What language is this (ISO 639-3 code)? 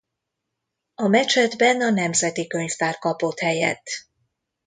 hun